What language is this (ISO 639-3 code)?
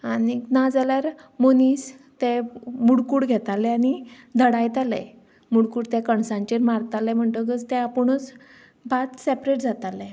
kok